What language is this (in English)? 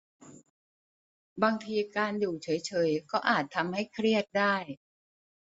Thai